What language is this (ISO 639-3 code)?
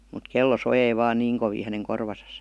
fin